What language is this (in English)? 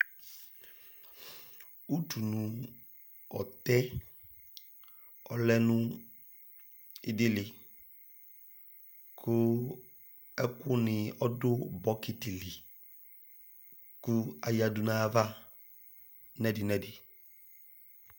Ikposo